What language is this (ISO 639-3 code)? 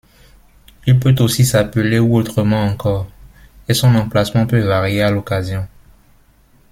fra